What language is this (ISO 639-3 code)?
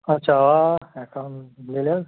kas